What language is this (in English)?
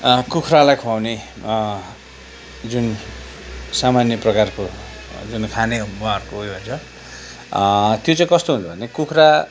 Nepali